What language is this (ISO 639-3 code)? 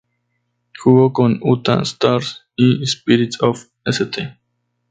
spa